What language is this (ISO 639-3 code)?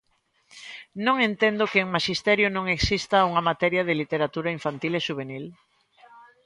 glg